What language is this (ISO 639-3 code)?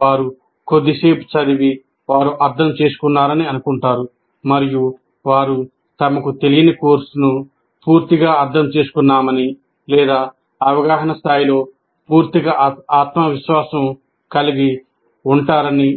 tel